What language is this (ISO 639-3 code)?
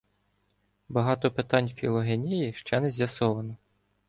ukr